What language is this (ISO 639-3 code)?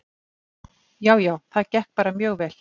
isl